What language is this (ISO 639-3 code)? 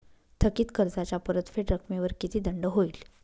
mar